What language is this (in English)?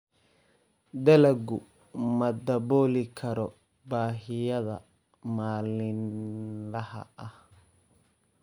Somali